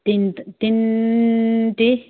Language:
Assamese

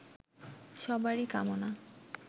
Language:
Bangla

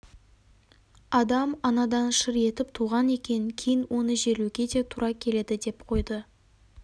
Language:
Kazakh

